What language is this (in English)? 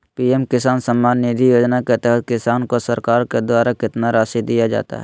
Magahi